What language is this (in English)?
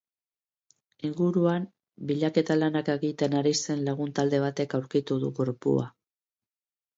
Basque